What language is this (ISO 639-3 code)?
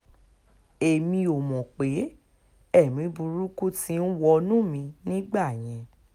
yor